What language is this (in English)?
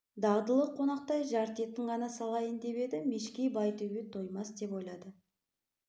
Kazakh